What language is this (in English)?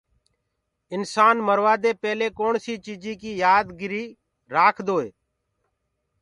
Gurgula